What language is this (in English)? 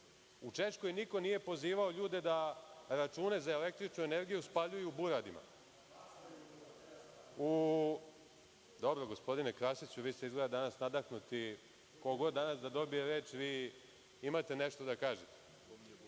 Serbian